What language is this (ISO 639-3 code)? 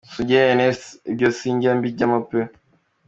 kin